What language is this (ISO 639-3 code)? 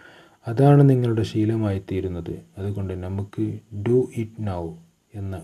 mal